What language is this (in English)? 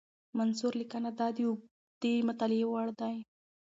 Pashto